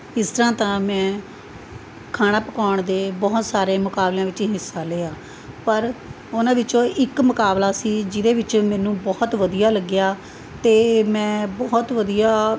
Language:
Punjabi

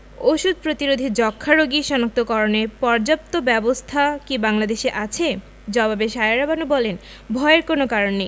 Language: Bangla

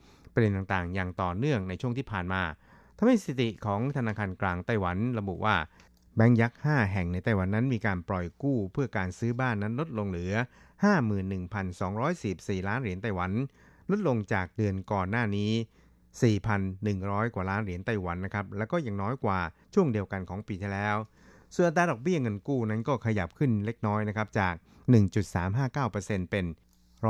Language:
Thai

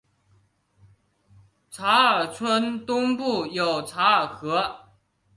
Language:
Chinese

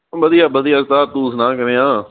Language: Punjabi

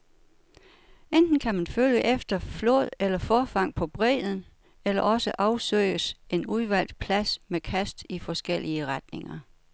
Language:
Danish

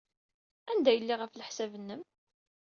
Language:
Kabyle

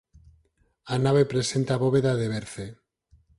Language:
Galician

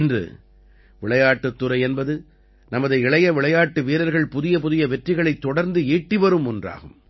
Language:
Tamil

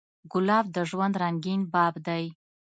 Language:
Pashto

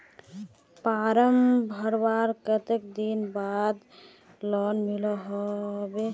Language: Magahi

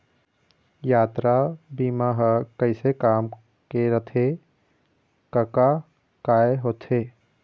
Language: Chhattisgarhi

